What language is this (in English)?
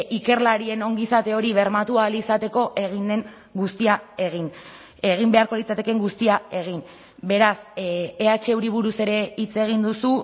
Basque